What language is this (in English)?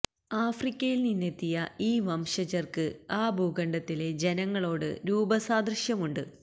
Malayalam